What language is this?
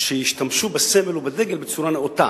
Hebrew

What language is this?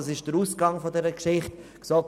Swiss German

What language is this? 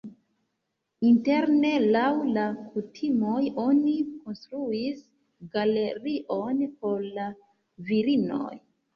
Esperanto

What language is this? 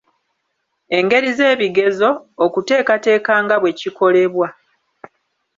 Ganda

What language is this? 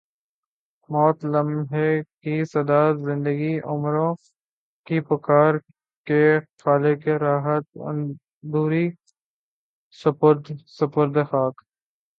Urdu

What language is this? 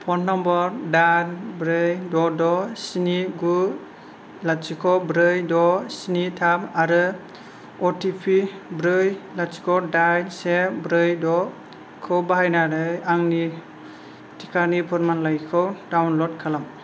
Bodo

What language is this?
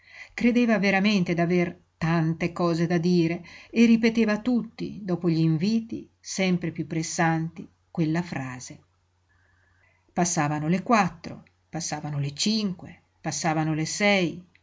Italian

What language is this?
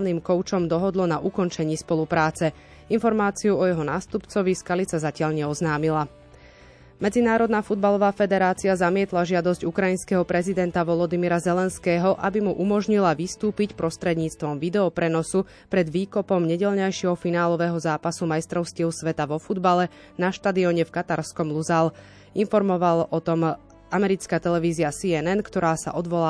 Slovak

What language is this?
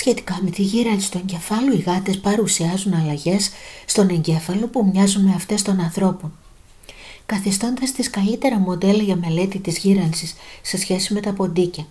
Greek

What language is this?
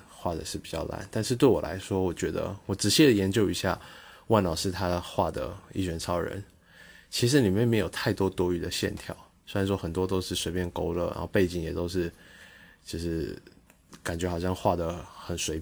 Chinese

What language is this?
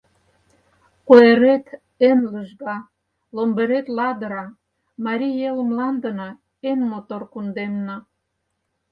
Mari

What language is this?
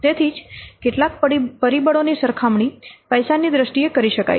Gujarati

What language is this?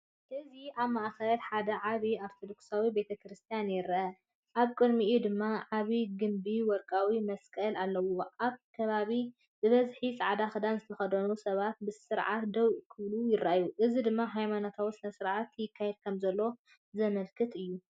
Tigrinya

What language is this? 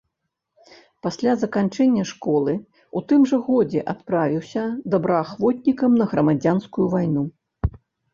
Belarusian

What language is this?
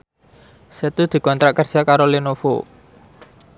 Javanese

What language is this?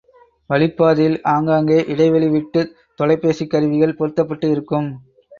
Tamil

